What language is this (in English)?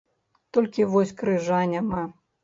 Belarusian